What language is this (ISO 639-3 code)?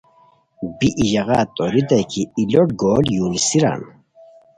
khw